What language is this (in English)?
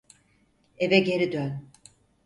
Turkish